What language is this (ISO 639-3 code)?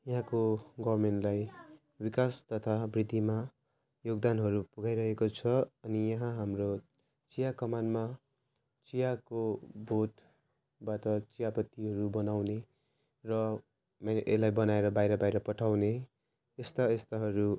nep